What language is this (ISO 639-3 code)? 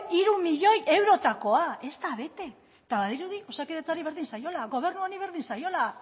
eus